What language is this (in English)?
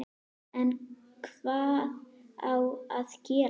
Icelandic